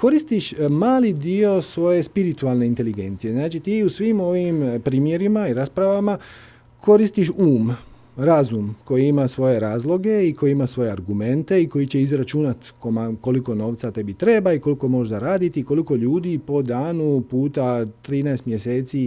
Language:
Croatian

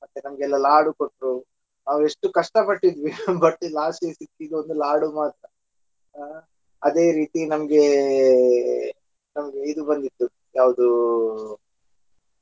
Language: Kannada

